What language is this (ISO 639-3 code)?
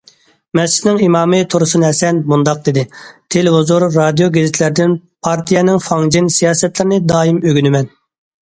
uig